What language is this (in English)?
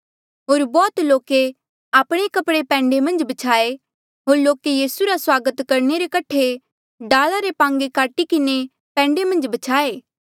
Mandeali